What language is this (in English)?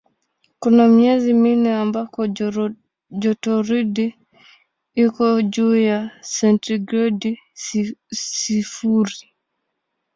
Swahili